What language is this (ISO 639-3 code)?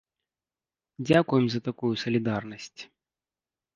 bel